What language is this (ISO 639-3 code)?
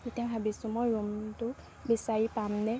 asm